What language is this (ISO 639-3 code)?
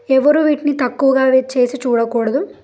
tel